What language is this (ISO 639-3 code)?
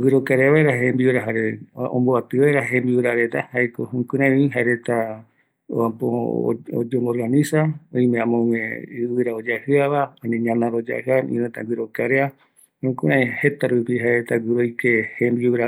gui